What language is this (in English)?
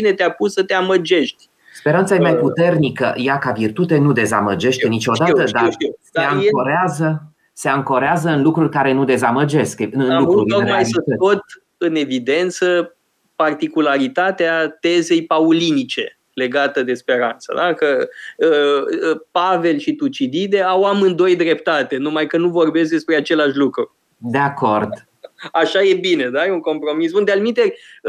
Romanian